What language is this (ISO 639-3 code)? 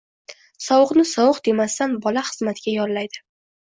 uzb